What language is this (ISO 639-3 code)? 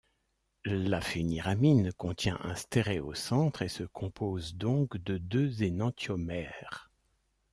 fra